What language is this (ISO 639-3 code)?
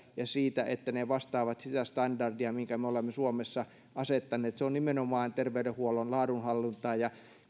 fin